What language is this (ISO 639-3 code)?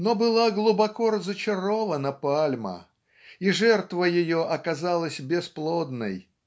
rus